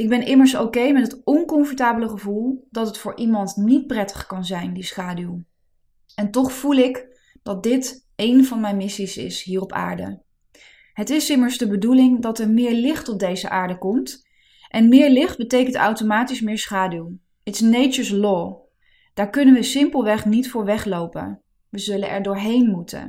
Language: Dutch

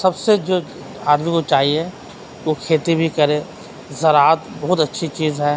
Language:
Urdu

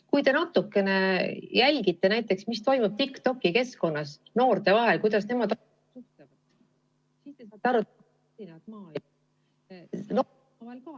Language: Estonian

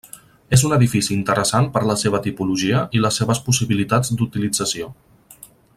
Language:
Catalan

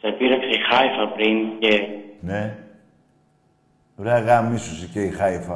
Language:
Greek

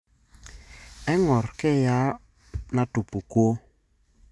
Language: Masai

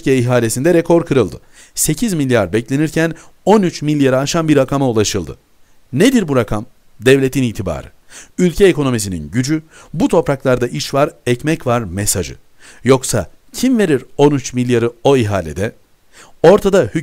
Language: Turkish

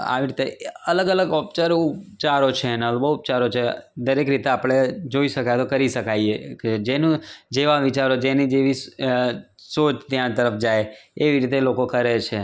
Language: Gujarati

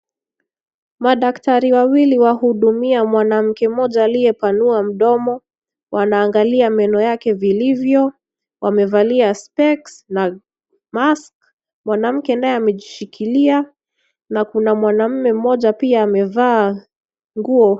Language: Swahili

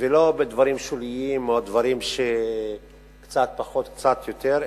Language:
Hebrew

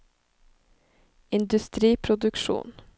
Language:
Norwegian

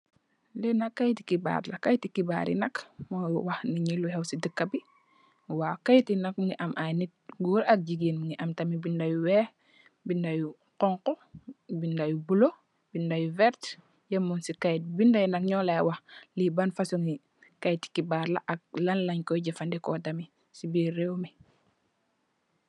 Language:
Wolof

